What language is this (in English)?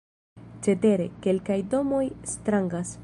Esperanto